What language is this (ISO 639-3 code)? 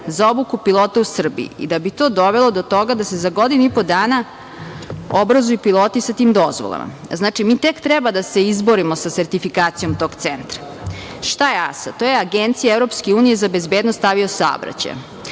srp